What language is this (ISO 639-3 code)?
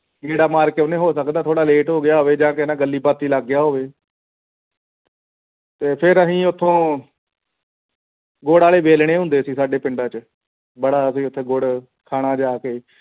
pan